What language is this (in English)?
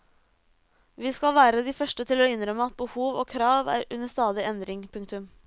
Norwegian